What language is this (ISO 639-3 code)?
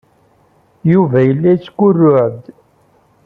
kab